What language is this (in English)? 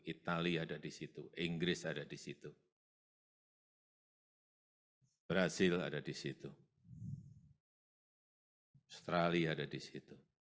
Indonesian